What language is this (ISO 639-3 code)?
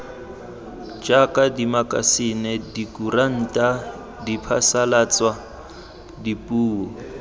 tsn